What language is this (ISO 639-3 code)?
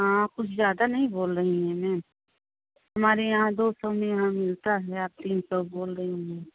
hin